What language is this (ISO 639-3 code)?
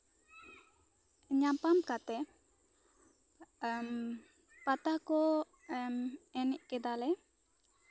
sat